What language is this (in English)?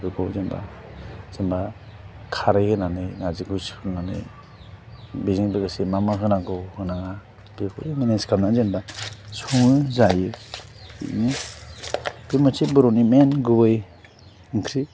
Bodo